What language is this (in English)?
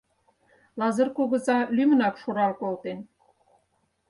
Mari